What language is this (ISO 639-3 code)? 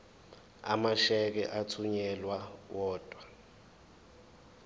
zul